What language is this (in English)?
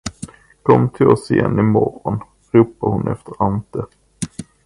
Swedish